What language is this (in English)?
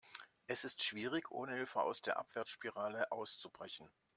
German